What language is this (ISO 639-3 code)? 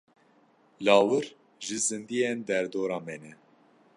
kur